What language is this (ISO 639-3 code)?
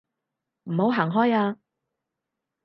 yue